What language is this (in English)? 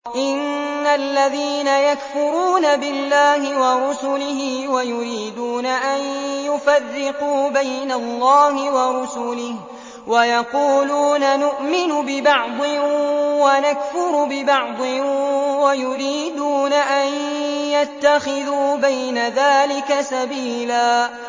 Arabic